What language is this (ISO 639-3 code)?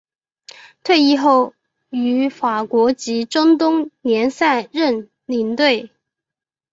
zho